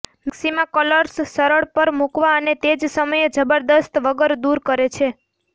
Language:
Gujarati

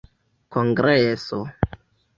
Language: Esperanto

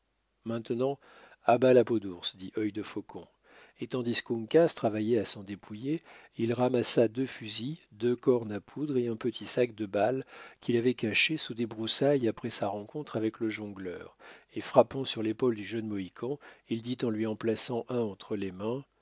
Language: French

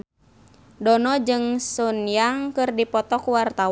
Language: Sundanese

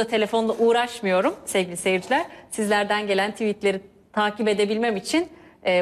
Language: Turkish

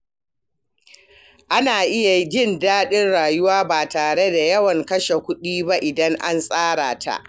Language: Hausa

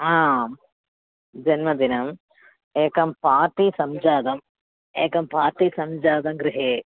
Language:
Sanskrit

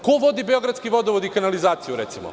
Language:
Serbian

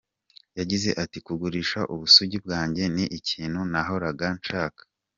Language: Kinyarwanda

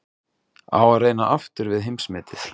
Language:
Icelandic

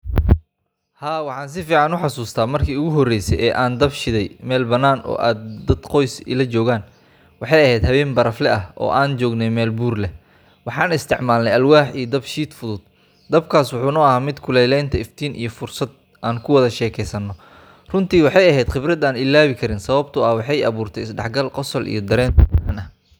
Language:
Somali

